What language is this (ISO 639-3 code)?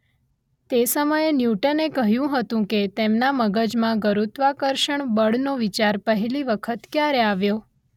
guj